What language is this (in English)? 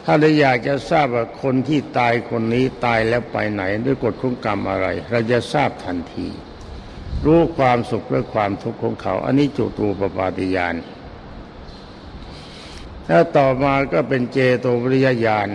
Thai